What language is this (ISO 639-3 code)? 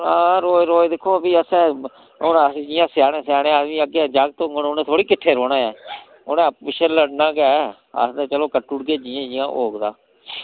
doi